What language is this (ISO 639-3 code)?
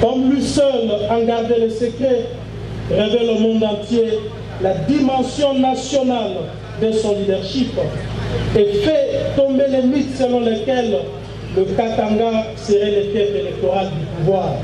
fra